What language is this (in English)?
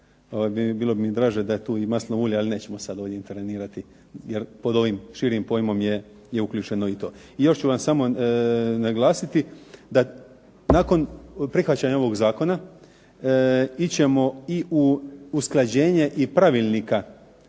Croatian